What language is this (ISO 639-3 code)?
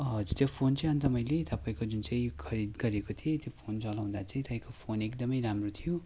nep